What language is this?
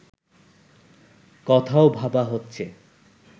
Bangla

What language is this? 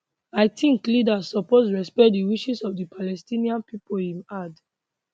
Nigerian Pidgin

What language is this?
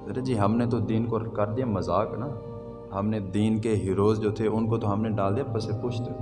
Urdu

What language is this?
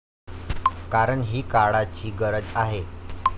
Marathi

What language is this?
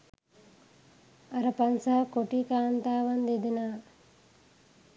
Sinhala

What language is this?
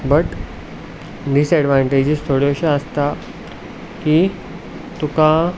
Konkani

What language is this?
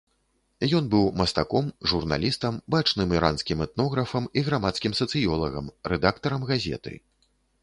Belarusian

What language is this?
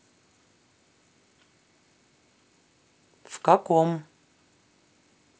Russian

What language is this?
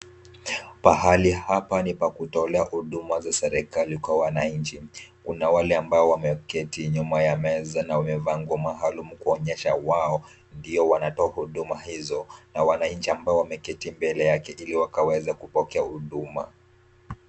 Swahili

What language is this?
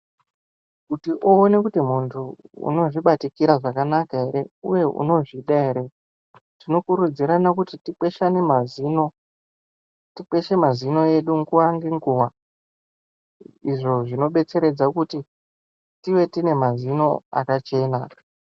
Ndau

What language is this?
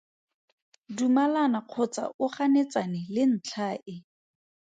Tswana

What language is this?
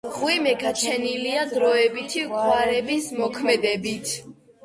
Georgian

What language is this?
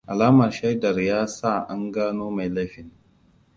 Hausa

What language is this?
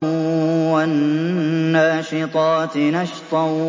Arabic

